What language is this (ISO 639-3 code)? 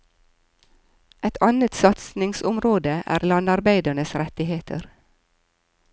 nor